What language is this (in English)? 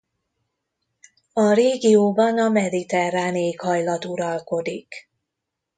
Hungarian